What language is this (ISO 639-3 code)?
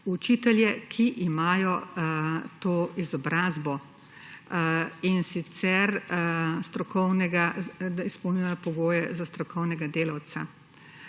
slv